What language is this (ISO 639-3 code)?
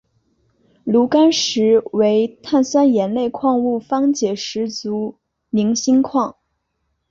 zho